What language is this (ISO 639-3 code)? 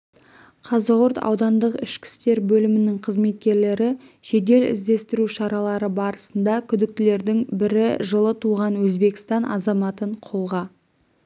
kaz